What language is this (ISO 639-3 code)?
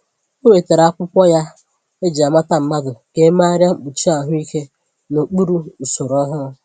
ibo